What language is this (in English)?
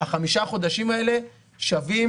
Hebrew